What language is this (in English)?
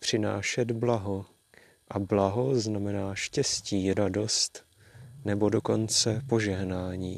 Czech